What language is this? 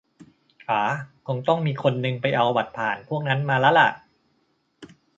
Thai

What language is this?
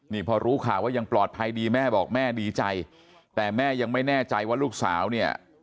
Thai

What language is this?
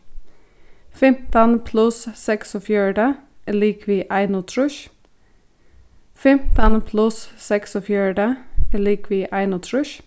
Faroese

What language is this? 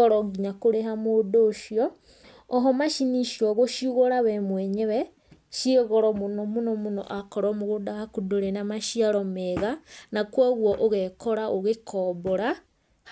Kikuyu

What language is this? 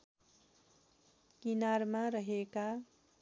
Nepali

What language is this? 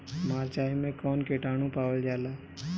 Bhojpuri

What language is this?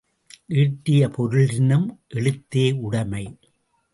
Tamil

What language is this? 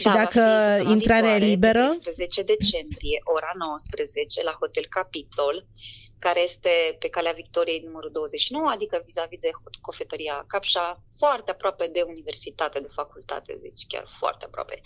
Romanian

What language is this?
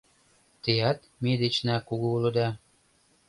Mari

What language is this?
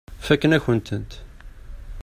Kabyle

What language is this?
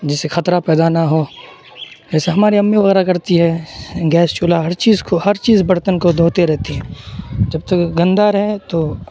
Urdu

